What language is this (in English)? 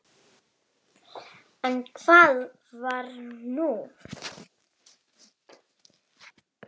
Icelandic